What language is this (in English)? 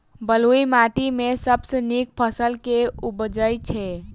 Maithili